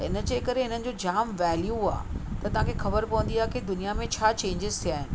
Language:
Sindhi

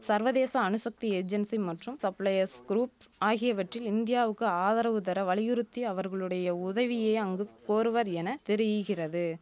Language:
Tamil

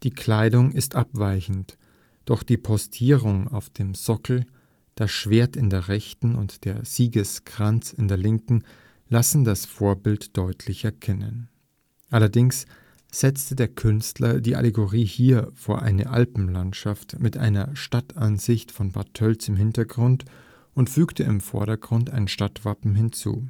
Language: German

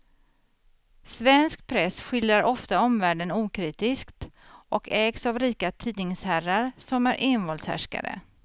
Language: Swedish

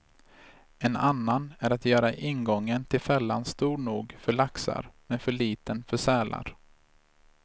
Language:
Swedish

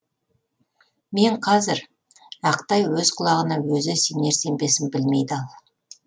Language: Kazakh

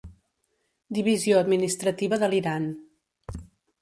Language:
Catalan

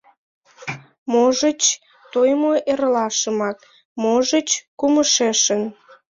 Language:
Mari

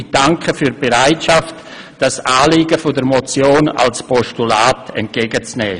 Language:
Swiss German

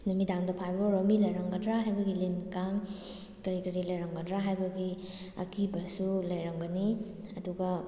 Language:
Manipuri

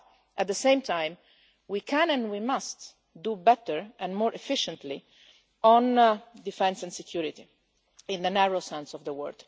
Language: English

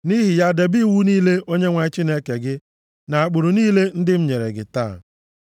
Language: Igbo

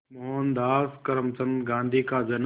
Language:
Hindi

